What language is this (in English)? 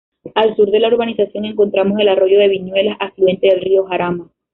Spanish